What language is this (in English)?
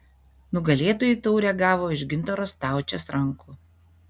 Lithuanian